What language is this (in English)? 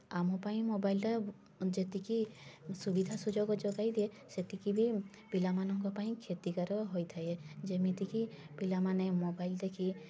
Odia